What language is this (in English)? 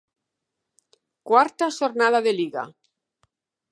Galician